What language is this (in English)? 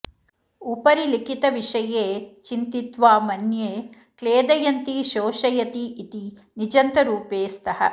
Sanskrit